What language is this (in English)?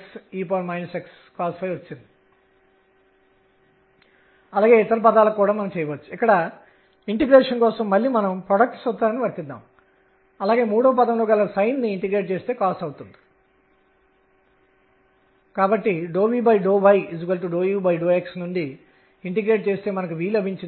Telugu